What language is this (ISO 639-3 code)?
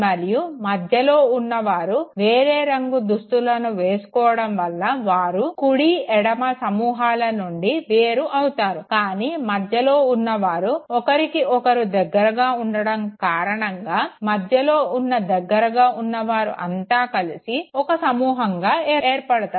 tel